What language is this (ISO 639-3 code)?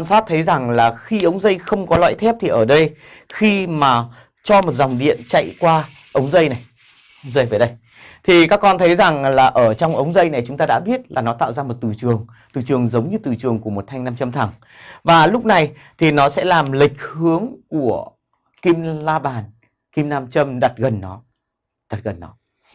vie